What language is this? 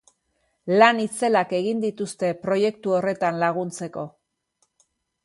Basque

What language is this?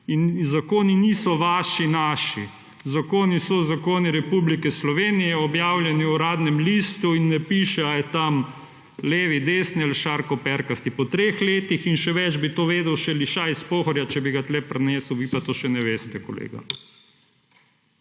Slovenian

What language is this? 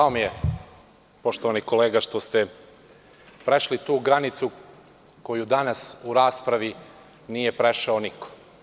Serbian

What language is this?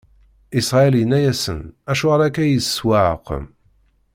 Kabyle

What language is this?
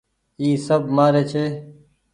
Goaria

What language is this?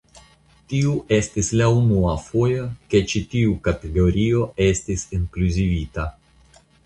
Esperanto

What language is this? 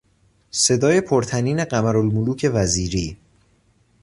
Persian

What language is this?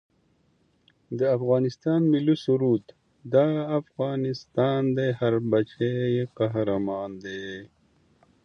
Pashto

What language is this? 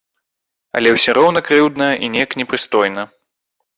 Belarusian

